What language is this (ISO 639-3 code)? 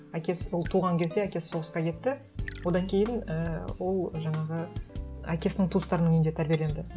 kaz